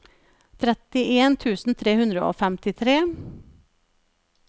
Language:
Norwegian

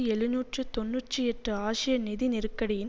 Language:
Tamil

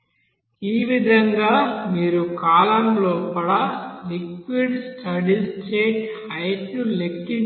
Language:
Telugu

